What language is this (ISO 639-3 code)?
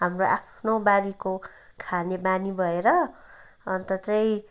nep